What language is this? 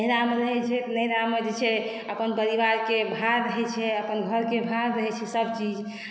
Maithili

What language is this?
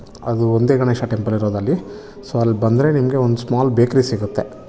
Kannada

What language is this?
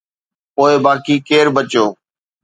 Sindhi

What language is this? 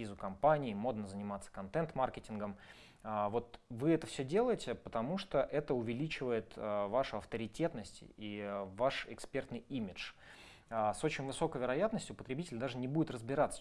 Russian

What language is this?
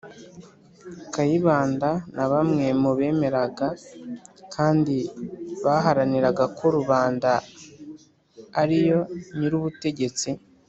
Kinyarwanda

